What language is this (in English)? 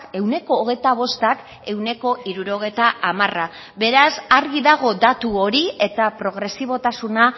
Basque